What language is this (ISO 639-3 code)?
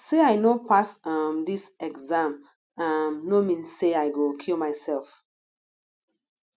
pcm